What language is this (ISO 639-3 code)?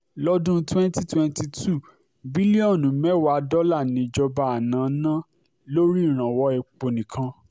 yor